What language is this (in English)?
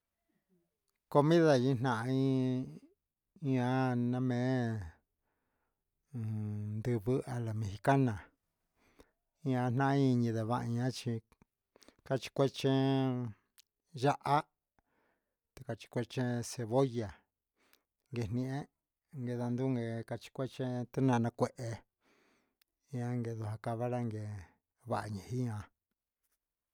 Huitepec Mixtec